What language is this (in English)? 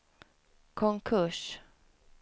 Swedish